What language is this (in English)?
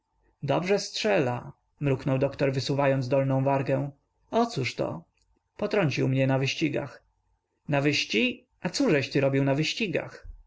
Polish